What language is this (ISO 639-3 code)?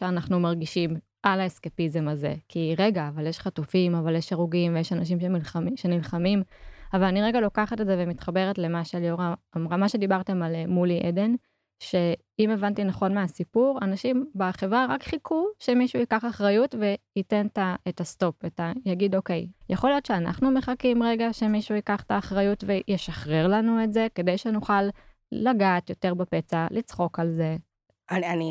heb